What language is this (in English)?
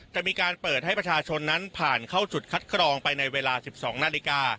Thai